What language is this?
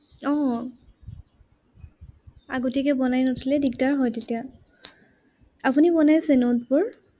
Assamese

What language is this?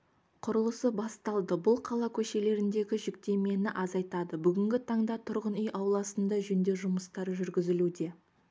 Kazakh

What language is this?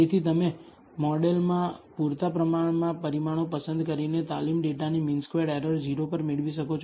Gujarati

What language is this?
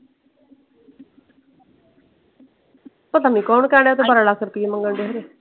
Punjabi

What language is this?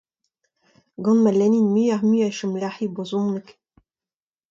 Breton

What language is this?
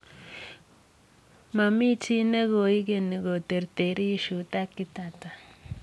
Kalenjin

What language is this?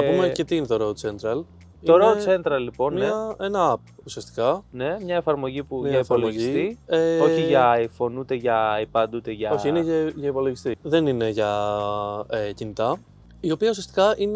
Greek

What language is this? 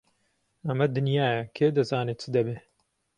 Central Kurdish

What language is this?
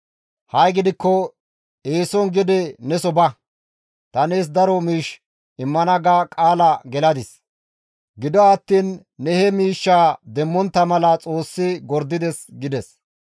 Gamo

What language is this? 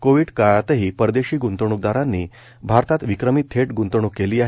Marathi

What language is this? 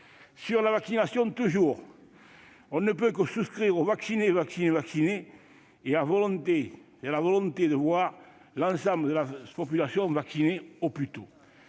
French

